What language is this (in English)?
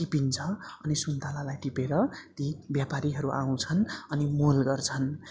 Nepali